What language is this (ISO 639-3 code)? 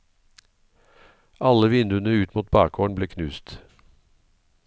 nor